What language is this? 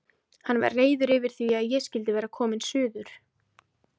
Icelandic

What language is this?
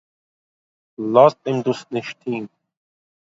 Yiddish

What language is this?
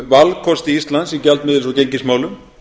Icelandic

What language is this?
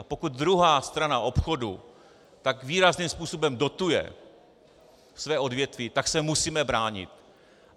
Czech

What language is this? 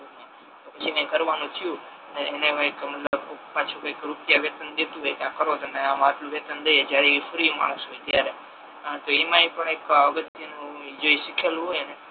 Gujarati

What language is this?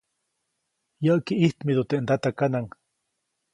Copainalá Zoque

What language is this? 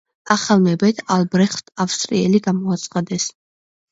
Georgian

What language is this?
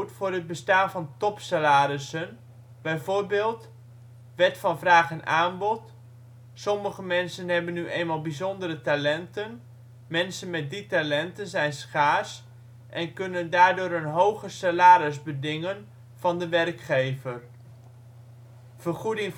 Dutch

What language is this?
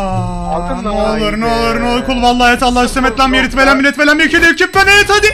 Turkish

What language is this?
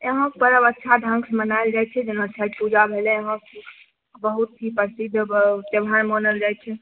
Maithili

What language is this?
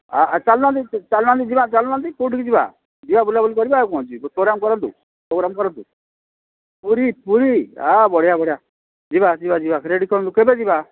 Odia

